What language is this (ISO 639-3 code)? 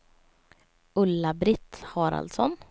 swe